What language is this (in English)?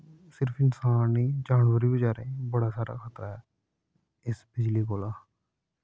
Dogri